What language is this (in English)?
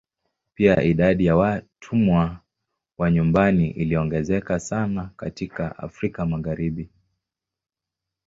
Swahili